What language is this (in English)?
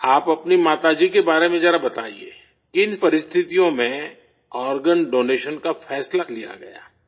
Urdu